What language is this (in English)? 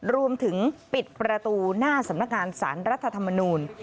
Thai